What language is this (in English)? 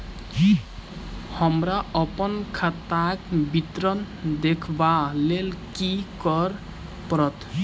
Maithili